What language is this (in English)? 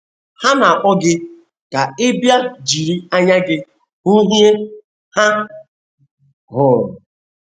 Igbo